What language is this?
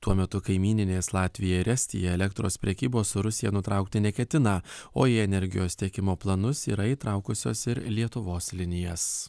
Lithuanian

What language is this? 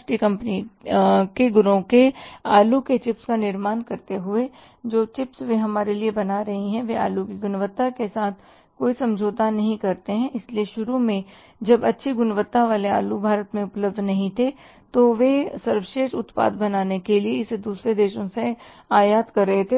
Hindi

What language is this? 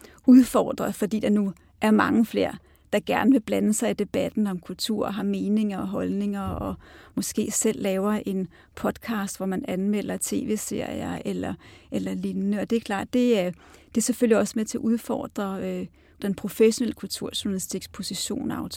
Danish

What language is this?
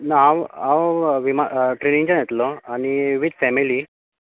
Konkani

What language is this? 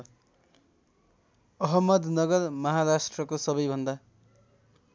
Nepali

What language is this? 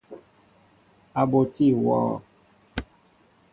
Mbo (Cameroon)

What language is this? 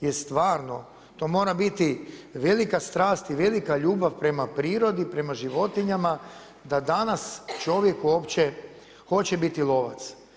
Croatian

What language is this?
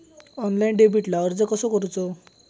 Marathi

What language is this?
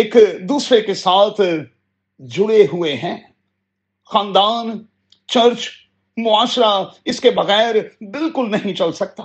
Urdu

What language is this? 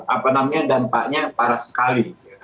Indonesian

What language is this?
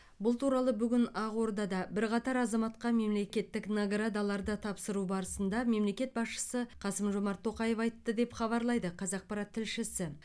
Kazakh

